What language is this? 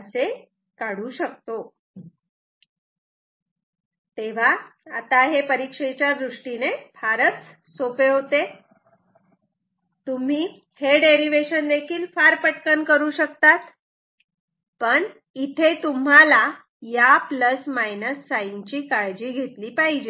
Marathi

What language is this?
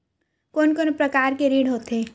Chhattisgarhi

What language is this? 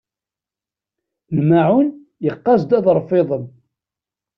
Kabyle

